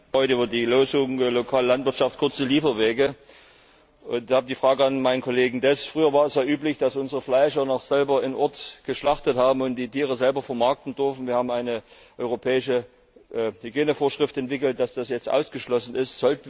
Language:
German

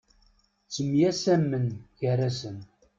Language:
Kabyle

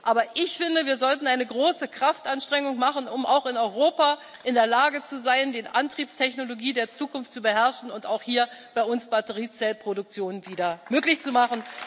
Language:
German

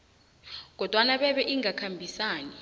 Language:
South Ndebele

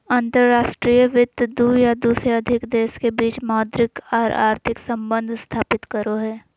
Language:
Magahi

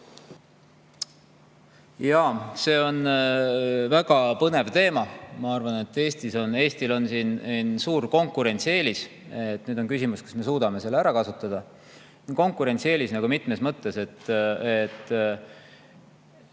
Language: Estonian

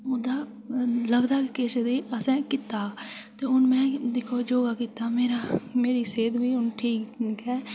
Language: Dogri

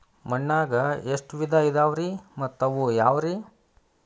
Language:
Kannada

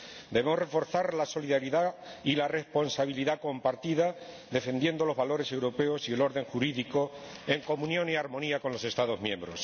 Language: Spanish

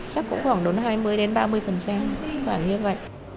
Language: Vietnamese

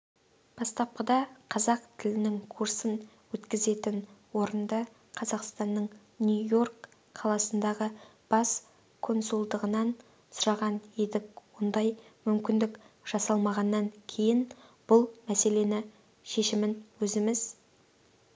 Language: Kazakh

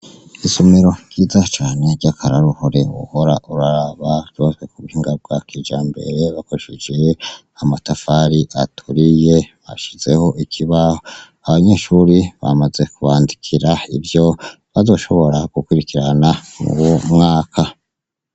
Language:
Rundi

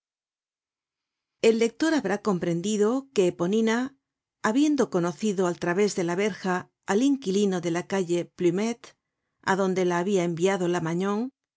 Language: Spanish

